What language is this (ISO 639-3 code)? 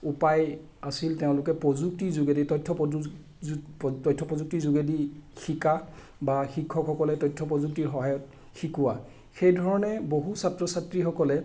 asm